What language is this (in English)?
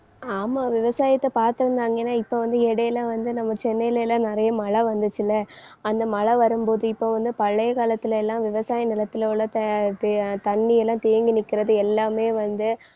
Tamil